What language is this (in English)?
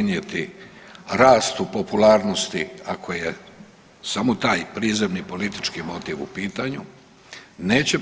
Croatian